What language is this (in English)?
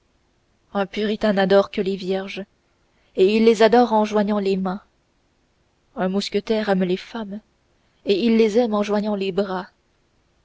French